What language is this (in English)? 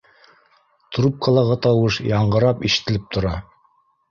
Bashkir